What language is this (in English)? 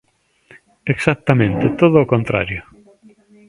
Galician